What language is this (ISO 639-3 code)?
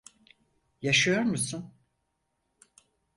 tur